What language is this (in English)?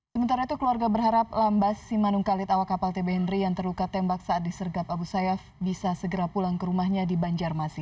Indonesian